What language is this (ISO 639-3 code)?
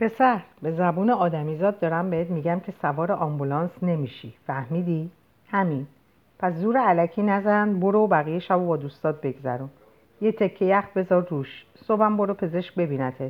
fas